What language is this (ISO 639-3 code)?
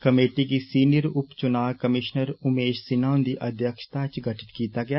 doi